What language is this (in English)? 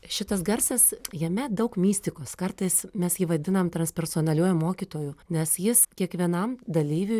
Lithuanian